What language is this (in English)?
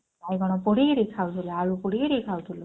Odia